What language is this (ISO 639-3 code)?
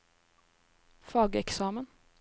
nor